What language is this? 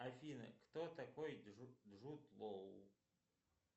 Russian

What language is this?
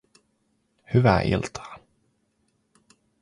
Finnish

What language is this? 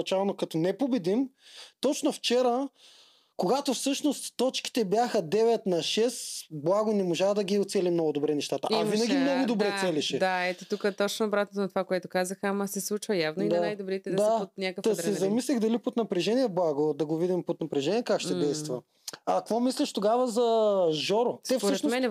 Bulgarian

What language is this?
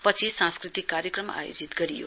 Nepali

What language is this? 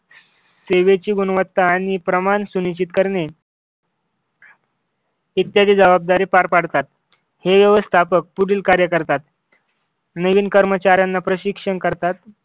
Marathi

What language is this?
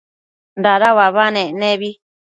Matsés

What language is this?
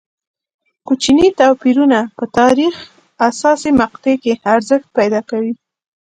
Pashto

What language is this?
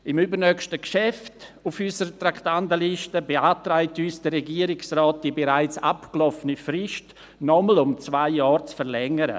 Swiss German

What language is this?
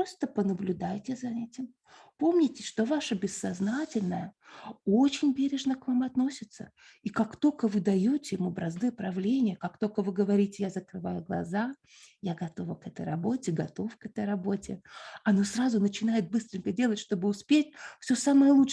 Russian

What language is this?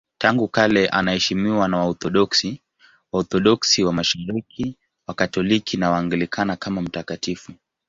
Swahili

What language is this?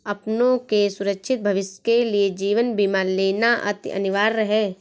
Hindi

